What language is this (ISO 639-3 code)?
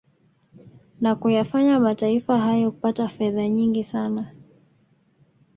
swa